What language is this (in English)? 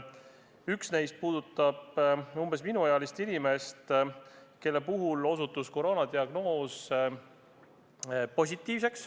Estonian